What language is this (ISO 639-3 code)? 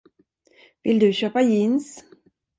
swe